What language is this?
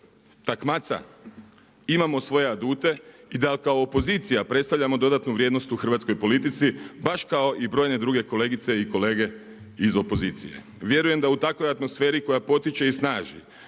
Croatian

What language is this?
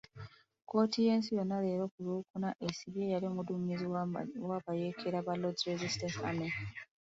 Ganda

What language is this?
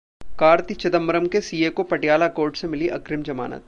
Hindi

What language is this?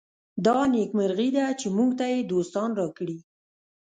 Pashto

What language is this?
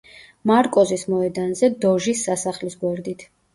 Georgian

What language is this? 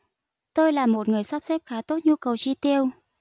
Vietnamese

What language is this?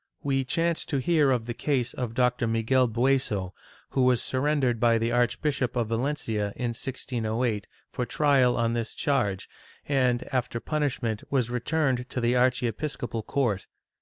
English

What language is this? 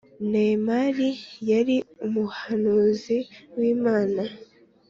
Kinyarwanda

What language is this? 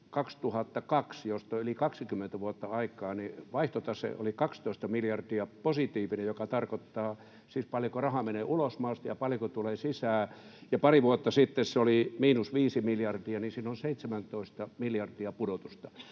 Finnish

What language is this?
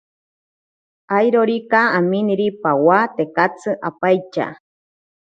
Ashéninka Perené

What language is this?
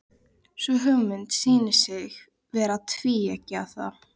Icelandic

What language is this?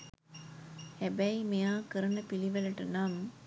Sinhala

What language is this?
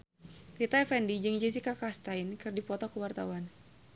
Sundanese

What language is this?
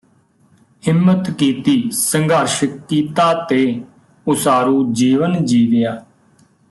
Punjabi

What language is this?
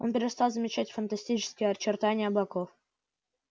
Russian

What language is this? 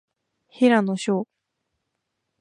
Japanese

